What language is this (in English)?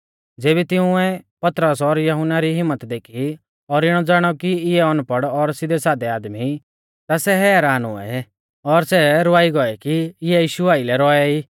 Mahasu Pahari